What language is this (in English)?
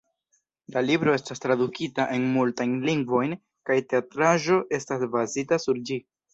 Esperanto